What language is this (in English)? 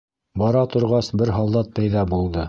Bashkir